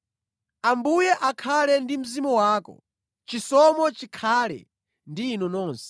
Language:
Nyanja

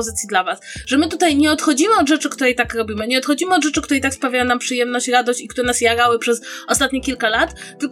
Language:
Polish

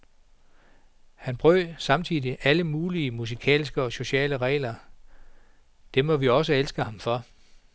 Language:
Danish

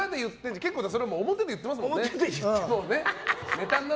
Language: Japanese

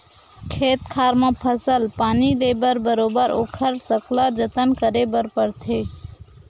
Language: Chhattisgarhi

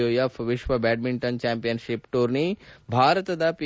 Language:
Kannada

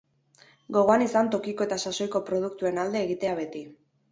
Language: Basque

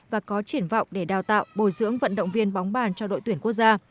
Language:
Vietnamese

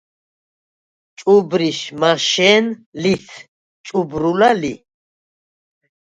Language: Svan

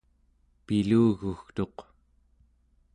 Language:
Central Yupik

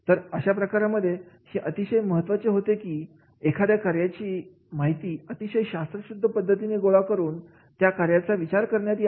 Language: Marathi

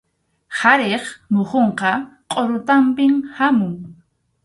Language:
Arequipa-La Unión Quechua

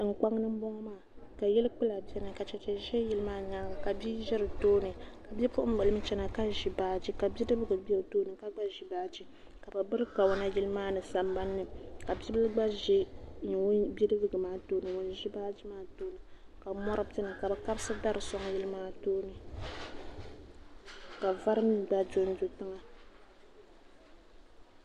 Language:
Dagbani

